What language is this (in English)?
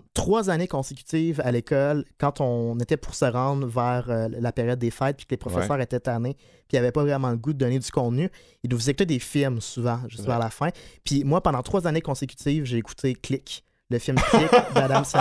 French